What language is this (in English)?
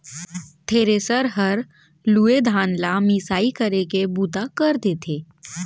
Chhattisgarhi